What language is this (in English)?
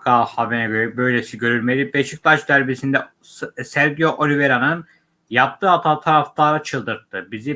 Turkish